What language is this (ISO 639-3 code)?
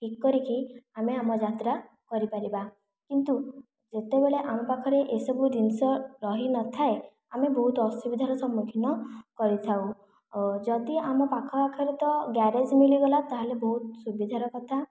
ori